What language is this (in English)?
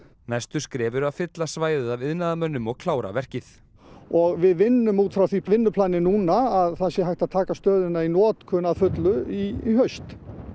Icelandic